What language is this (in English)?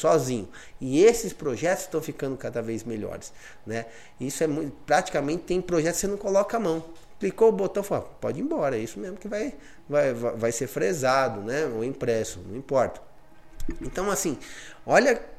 Portuguese